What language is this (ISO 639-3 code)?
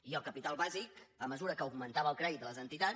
cat